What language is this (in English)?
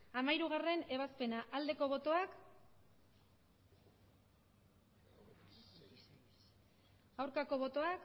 Basque